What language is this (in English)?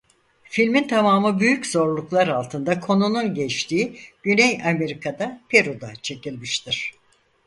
Turkish